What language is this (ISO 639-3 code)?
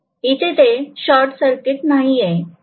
mar